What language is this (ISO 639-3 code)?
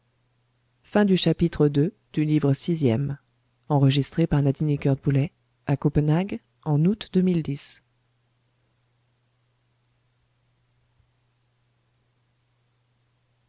fra